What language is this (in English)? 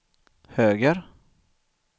Swedish